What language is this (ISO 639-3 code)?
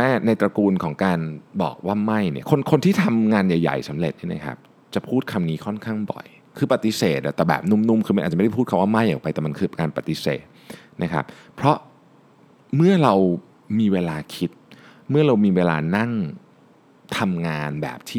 tha